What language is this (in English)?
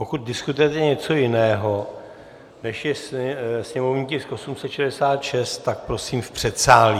Czech